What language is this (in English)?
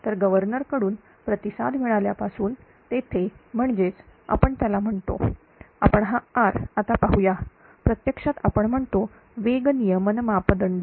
Marathi